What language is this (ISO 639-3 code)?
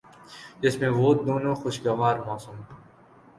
urd